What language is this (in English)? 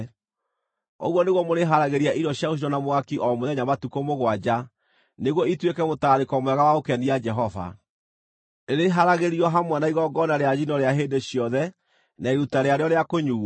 Kikuyu